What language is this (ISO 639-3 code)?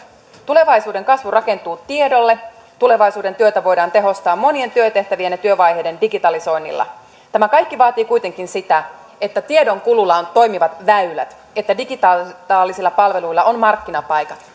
fin